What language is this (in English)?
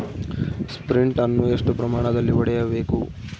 Kannada